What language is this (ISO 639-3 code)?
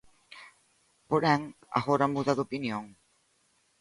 glg